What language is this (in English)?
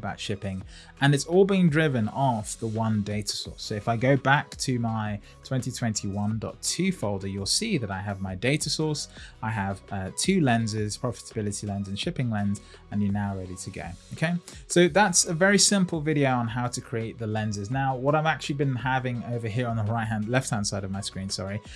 English